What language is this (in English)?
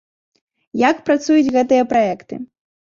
Belarusian